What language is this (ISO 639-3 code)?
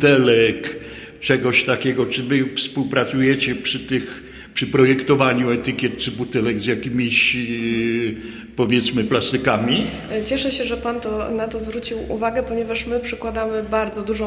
pol